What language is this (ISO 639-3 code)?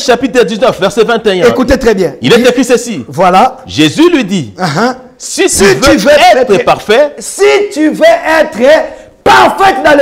fra